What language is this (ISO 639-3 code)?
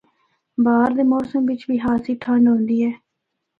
hno